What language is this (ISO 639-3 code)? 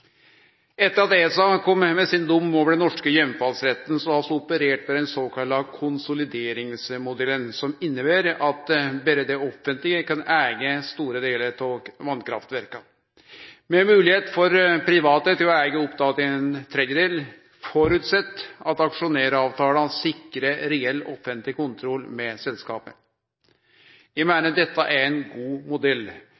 nno